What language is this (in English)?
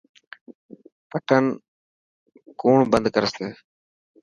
Dhatki